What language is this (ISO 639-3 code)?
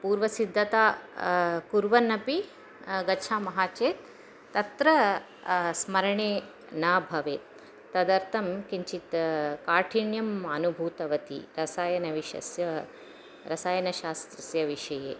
san